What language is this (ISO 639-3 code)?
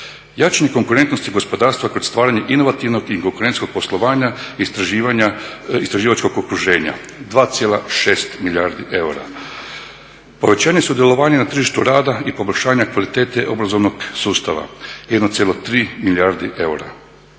hrv